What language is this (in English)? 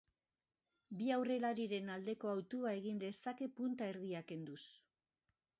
Basque